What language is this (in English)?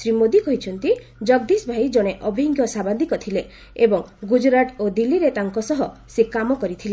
Odia